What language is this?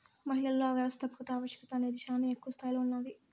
Telugu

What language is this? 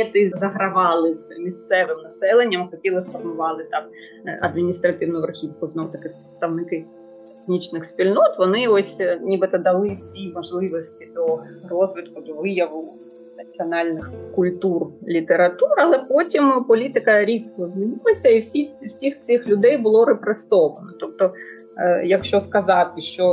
Ukrainian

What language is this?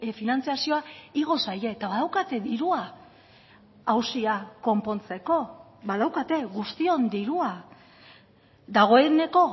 Basque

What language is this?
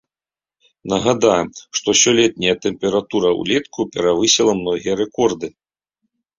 Belarusian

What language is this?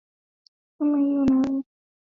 Swahili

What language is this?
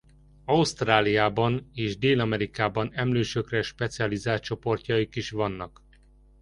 Hungarian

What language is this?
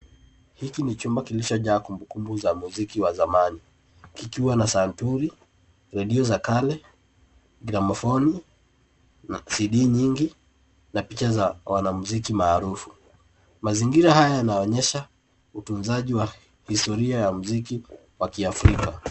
Swahili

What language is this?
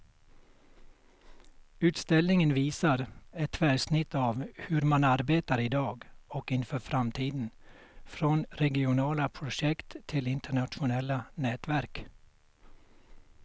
Swedish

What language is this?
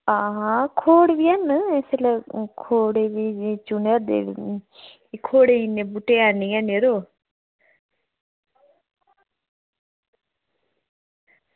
Dogri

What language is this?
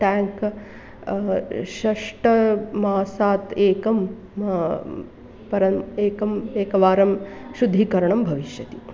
Sanskrit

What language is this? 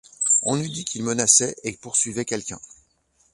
French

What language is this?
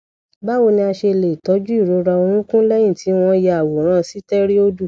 Yoruba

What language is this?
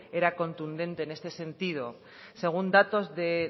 Spanish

